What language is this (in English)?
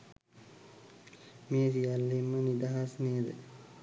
Sinhala